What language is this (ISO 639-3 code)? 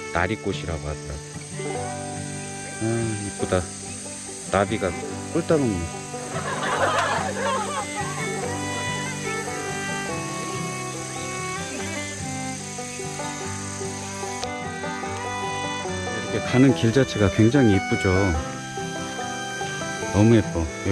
kor